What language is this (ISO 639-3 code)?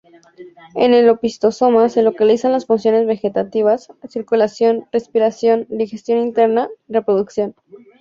spa